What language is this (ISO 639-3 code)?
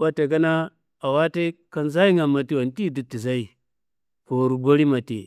kbl